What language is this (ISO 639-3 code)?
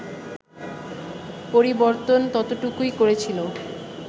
ben